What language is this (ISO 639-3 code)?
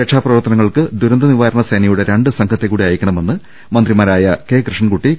mal